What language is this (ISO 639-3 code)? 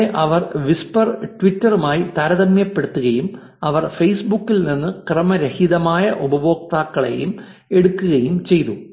mal